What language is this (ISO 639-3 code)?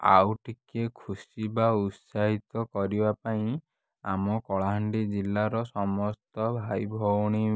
ori